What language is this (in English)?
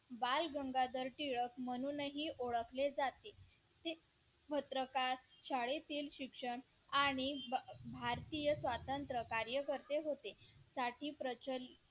Marathi